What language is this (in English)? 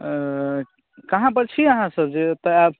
Maithili